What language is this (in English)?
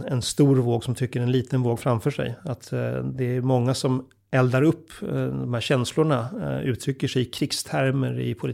Swedish